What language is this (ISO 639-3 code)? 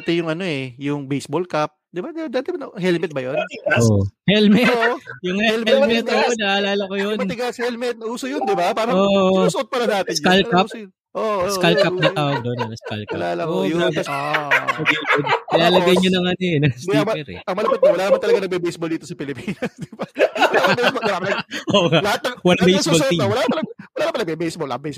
fil